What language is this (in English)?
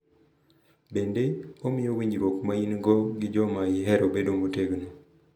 Luo (Kenya and Tanzania)